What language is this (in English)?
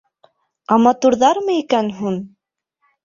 Bashkir